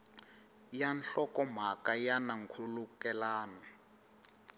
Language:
Tsonga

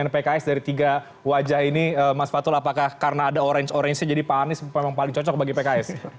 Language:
Indonesian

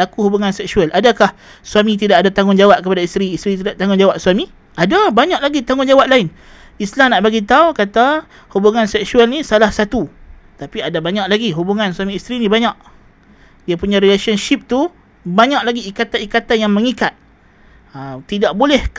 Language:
Malay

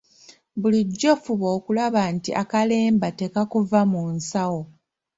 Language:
Ganda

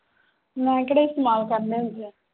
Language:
Punjabi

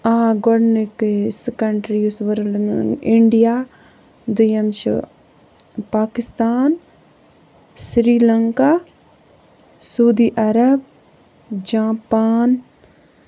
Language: Kashmiri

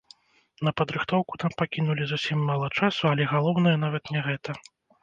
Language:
Belarusian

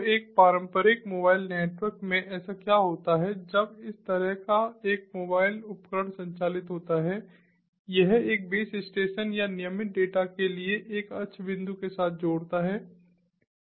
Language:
Hindi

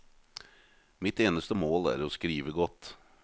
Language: Norwegian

